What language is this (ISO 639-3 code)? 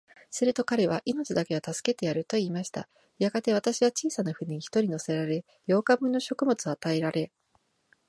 jpn